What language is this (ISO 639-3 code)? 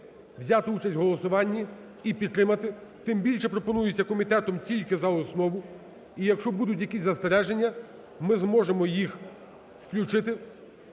ukr